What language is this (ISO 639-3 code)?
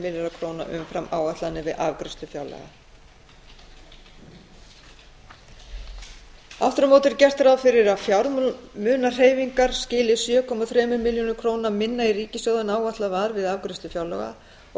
isl